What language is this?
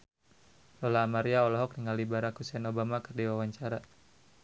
Sundanese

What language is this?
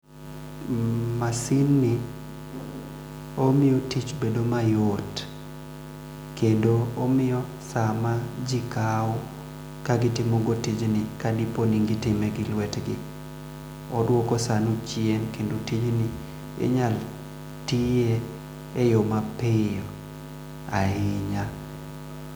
Luo (Kenya and Tanzania)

